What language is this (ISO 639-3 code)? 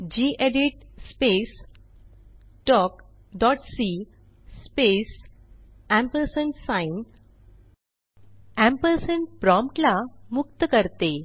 mar